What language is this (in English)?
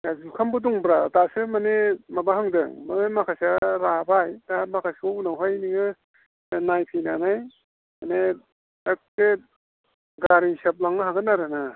Bodo